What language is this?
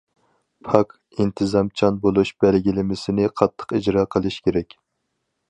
Uyghur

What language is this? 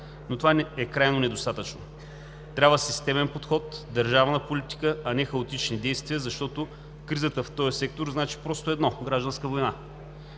Bulgarian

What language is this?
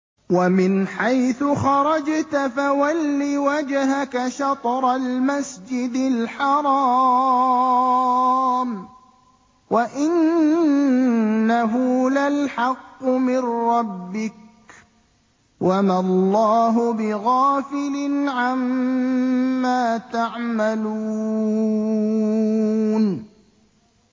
Arabic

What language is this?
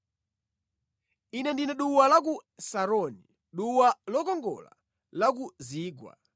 Nyanja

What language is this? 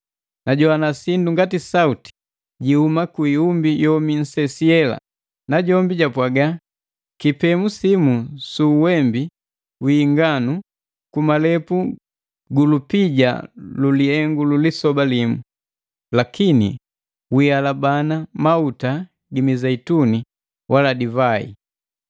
Matengo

